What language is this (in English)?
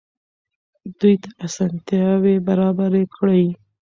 Pashto